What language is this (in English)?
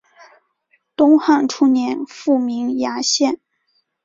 Chinese